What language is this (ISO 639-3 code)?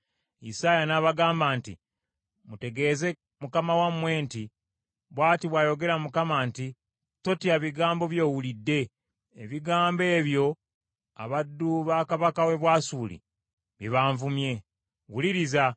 lug